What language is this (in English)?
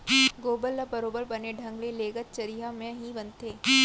Chhattisgarhi